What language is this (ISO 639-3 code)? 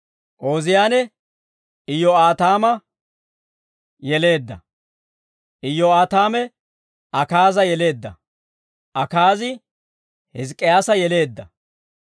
dwr